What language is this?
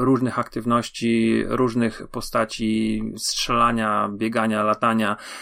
Polish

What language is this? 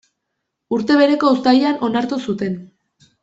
Basque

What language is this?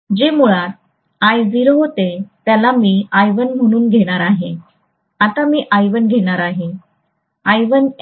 Marathi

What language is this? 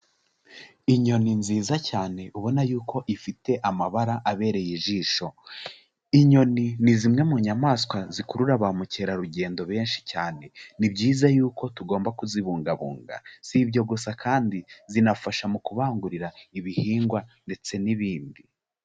Kinyarwanda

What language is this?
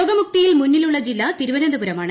Malayalam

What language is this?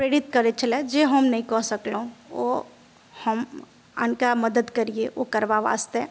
Maithili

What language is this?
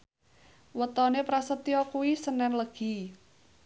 Javanese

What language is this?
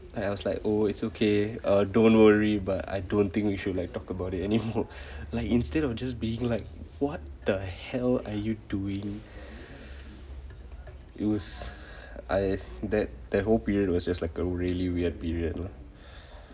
English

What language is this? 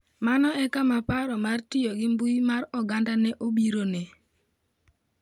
Luo (Kenya and Tanzania)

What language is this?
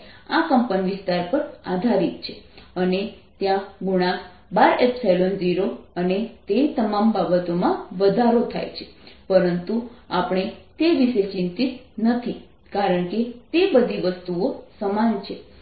Gujarati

